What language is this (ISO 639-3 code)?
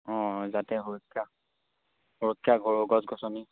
asm